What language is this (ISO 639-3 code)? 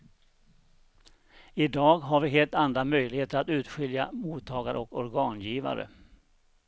swe